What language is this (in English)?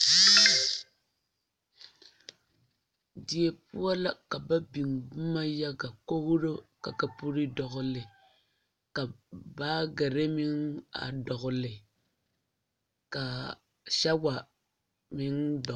Southern Dagaare